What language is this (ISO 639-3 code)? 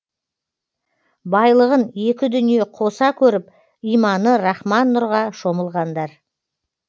kaz